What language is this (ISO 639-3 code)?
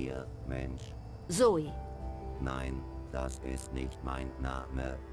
deu